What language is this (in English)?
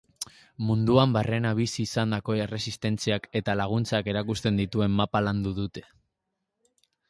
Basque